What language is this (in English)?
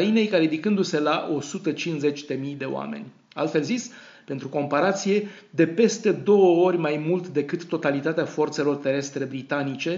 Romanian